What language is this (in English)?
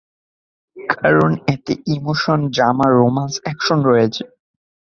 Bangla